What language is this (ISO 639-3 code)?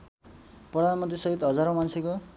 nep